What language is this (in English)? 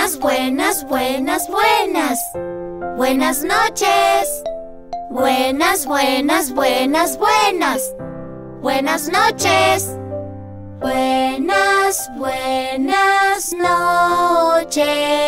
Spanish